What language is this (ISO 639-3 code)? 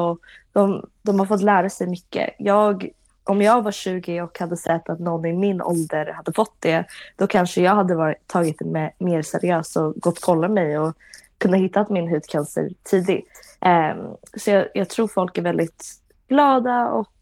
swe